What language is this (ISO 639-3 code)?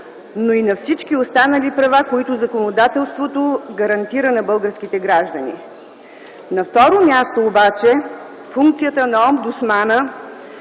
bul